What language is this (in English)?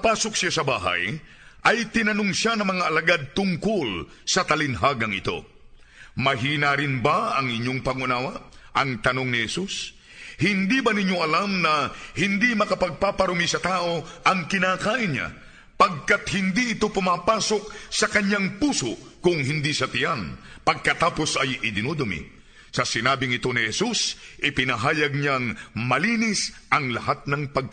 Filipino